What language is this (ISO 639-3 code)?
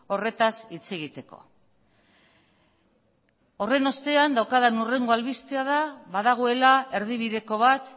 eus